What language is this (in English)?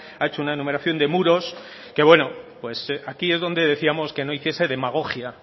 Spanish